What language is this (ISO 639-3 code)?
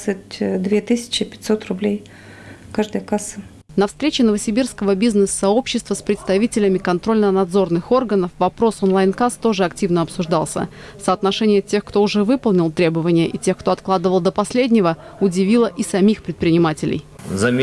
rus